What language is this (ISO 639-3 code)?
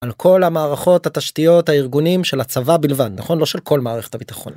heb